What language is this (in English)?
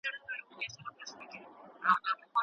Pashto